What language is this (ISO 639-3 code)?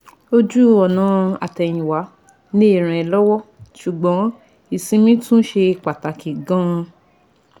yor